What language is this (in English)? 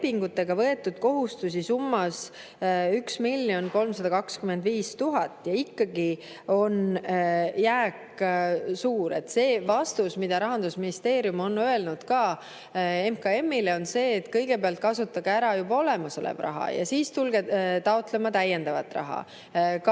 Estonian